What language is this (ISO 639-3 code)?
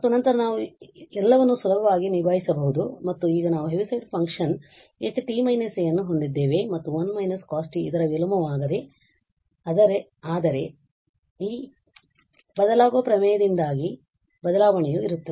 kan